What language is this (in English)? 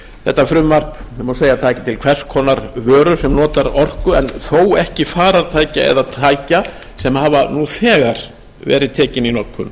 Icelandic